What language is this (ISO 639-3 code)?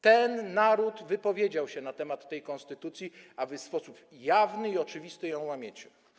pol